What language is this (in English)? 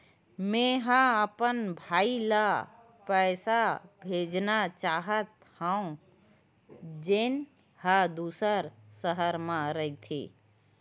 Chhattisgarhi